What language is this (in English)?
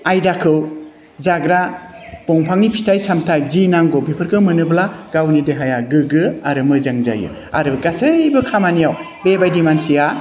Bodo